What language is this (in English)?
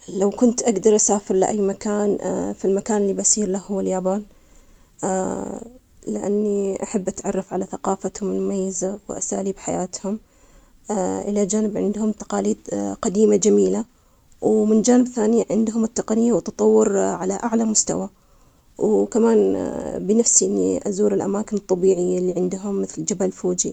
Omani Arabic